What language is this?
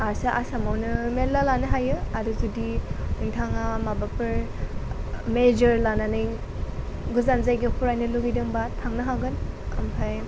Bodo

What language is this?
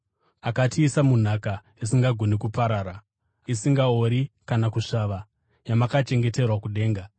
Shona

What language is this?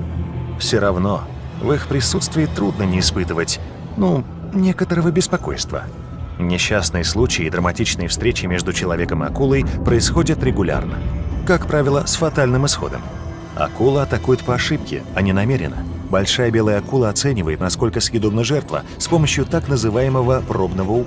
Russian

